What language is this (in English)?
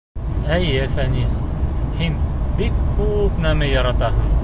Bashkir